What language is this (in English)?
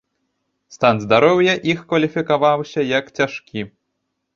Belarusian